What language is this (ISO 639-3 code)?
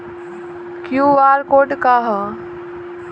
bho